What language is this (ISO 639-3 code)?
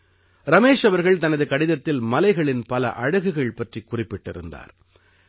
tam